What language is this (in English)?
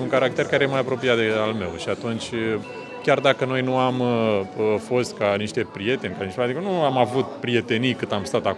Romanian